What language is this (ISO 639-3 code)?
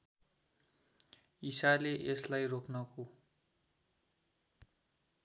nep